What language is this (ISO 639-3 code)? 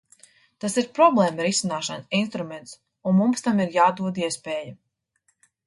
lav